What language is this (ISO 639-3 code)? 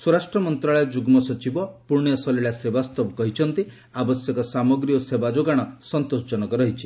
ori